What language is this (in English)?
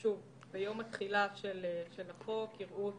Hebrew